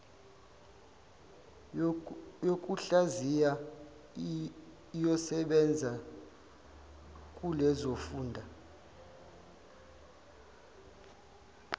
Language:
Zulu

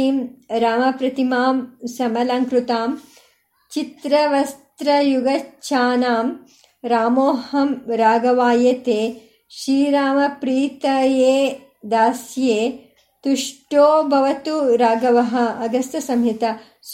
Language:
Kannada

